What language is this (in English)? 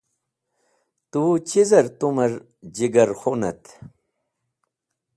Wakhi